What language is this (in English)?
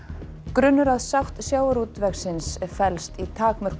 Icelandic